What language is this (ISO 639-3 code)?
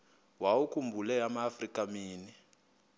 xho